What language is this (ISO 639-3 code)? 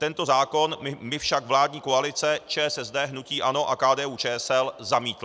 ces